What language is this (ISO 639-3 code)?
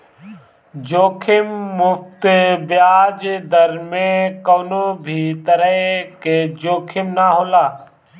bho